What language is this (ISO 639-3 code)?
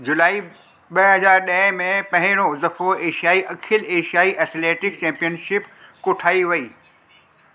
snd